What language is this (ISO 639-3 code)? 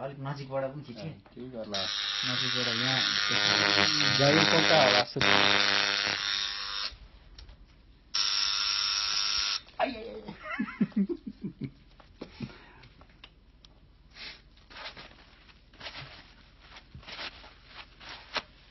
ita